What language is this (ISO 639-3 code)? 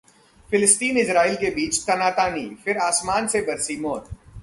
hin